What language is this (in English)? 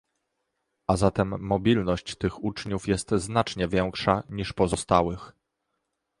Polish